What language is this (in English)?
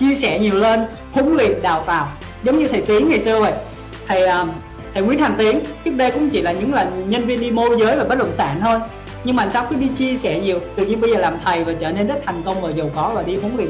Vietnamese